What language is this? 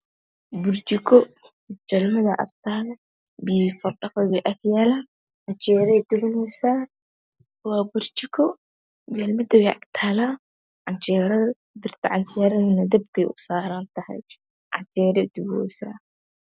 Somali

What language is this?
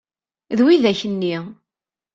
Kabyle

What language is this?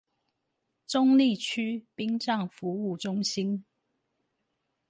Chinese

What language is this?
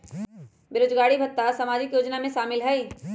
Magahi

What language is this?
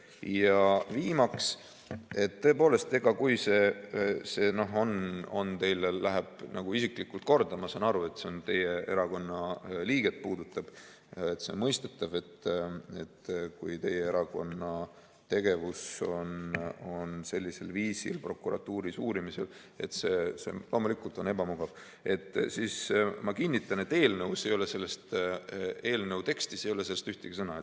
Estonian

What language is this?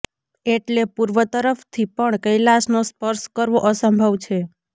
Gujarati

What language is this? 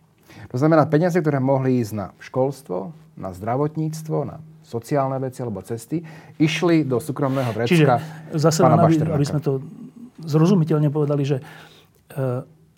Slovak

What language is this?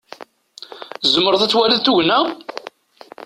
Kabyle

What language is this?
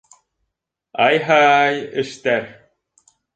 Bashkir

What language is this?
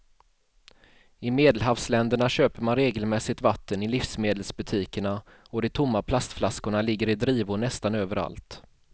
Swedish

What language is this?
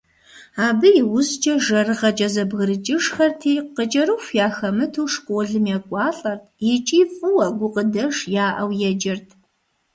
Kabardian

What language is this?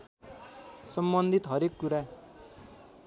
Nepali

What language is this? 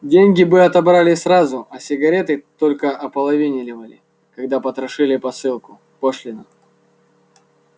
Russian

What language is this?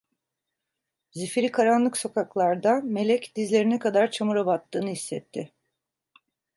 Turkish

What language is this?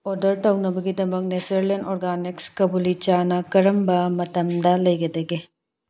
Manipuri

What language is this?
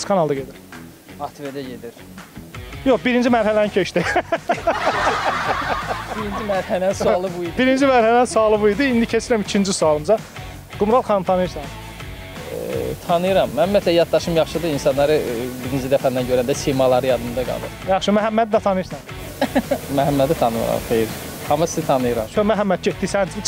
Turkish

